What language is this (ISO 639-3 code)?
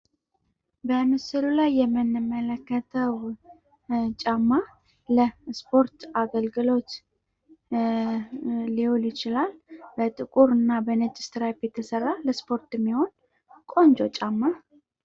amh